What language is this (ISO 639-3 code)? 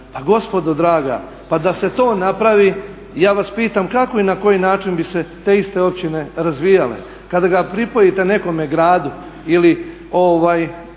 hrv